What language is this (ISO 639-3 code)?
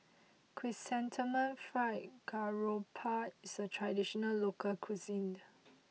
eng